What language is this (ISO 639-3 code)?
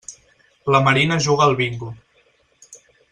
cat